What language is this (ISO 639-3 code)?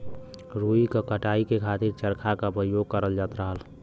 bho